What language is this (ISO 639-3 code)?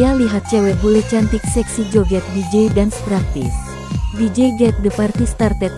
ind